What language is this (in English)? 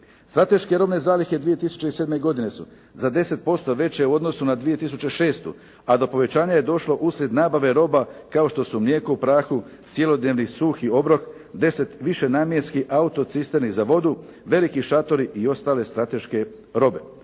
Croatian